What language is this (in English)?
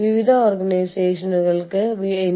Malayalam